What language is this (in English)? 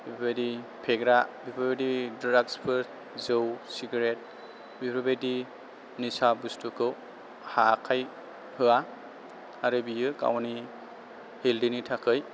Bodo